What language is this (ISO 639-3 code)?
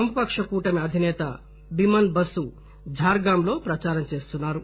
tel